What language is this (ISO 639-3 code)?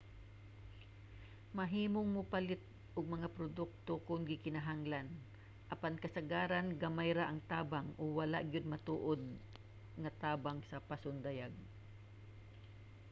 ceb